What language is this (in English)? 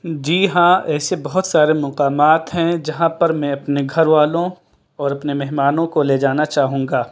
Urdu